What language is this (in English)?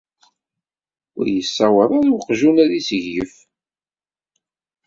Kabyle